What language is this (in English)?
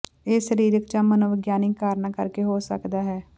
Punjabi